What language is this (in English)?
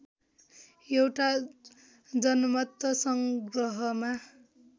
Nepali